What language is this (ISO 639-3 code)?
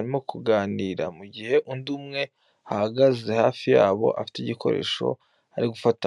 kin